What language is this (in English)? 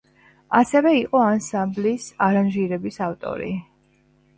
Georgian